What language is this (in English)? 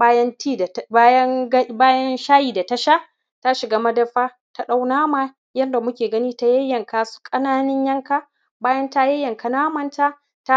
Hausa